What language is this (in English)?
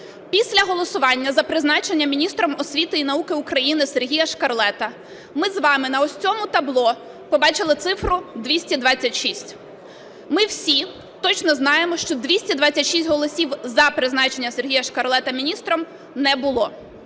Ukrainian